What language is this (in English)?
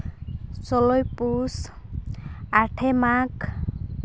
Santali